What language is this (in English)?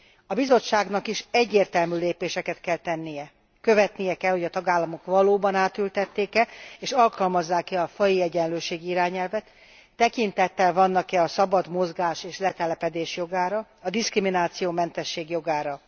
Hungarian